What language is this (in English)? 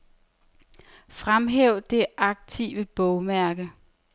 Danish